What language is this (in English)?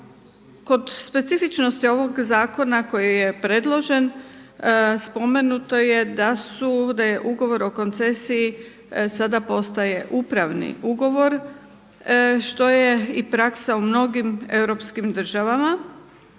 Croatian